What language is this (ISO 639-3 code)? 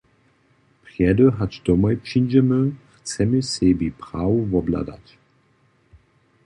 hsb